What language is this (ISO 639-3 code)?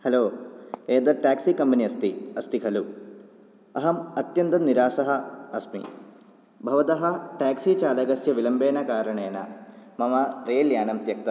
san